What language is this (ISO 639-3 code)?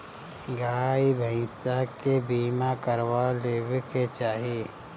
bho